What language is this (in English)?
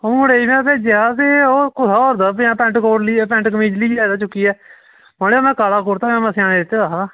Dogri